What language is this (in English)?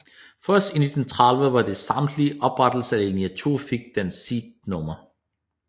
Danish